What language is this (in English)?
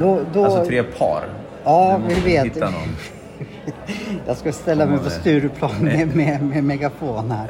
Swedish